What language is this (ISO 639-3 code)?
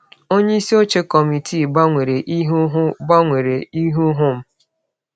ibo